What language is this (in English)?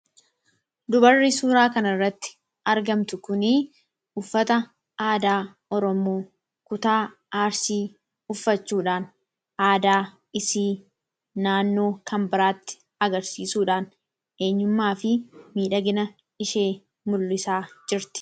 Oromo